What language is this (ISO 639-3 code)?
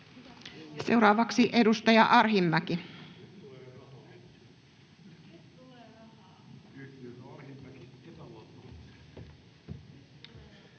fin